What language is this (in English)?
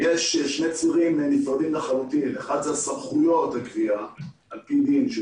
Hebrew